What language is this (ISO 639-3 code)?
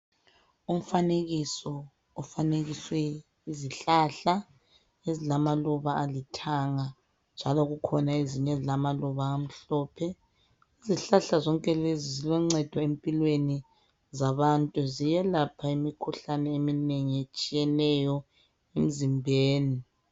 nde